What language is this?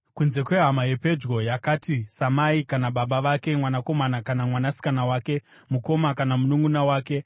Shona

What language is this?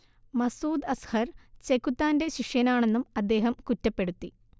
Malayalam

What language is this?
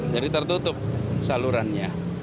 Indonesian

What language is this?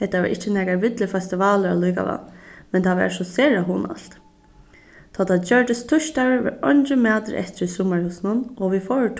Faroese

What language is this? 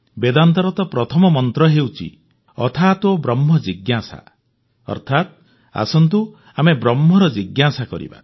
Odia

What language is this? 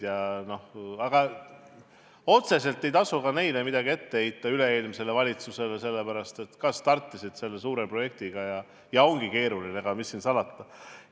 Estonian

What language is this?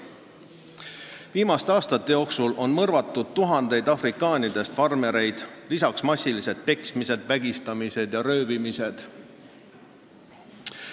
Estonian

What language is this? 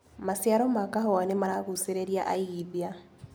Kikuyu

